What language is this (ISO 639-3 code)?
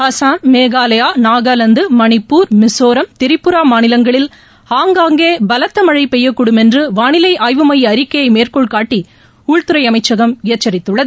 tam